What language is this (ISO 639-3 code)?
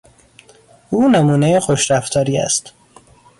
fas